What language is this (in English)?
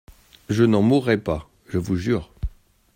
French